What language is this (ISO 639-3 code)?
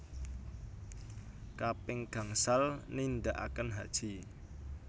jav